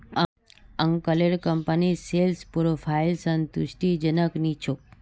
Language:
Magahi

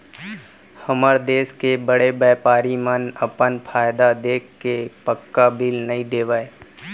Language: Chhattisgarhi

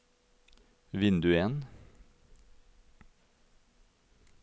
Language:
Norwegian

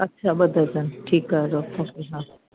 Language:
Sindhi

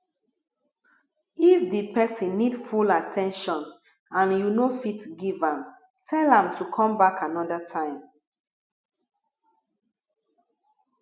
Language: Nigerian Pidgin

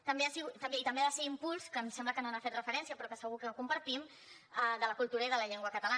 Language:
Catalan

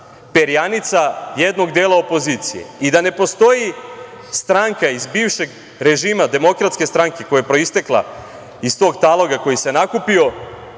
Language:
Serbian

